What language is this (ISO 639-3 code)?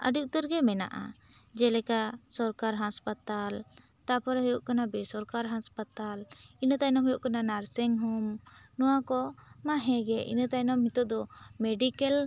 sat